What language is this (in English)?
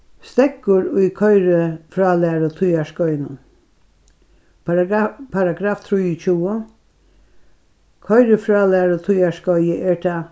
Faroese